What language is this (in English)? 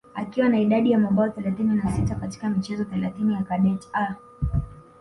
Swahili